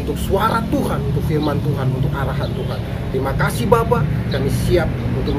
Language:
Indonesian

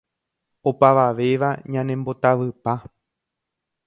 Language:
Guarani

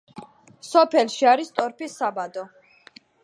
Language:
Georgian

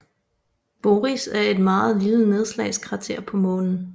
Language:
Danish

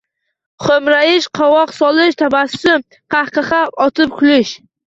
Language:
Uzbek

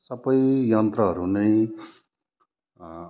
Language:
Nepali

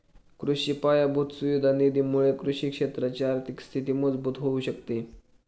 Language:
Marathi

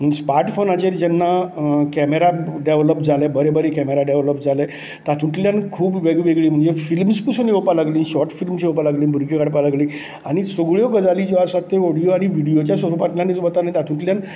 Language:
Konkani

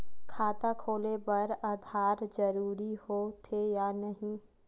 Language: Chhattisgarhi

